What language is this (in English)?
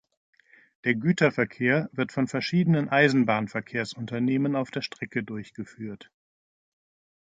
German